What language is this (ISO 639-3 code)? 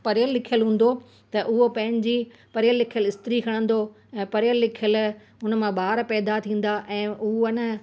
snd